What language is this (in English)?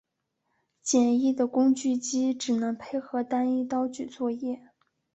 Chinese